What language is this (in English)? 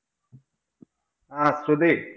Malayalam